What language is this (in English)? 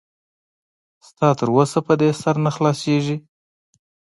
Pashto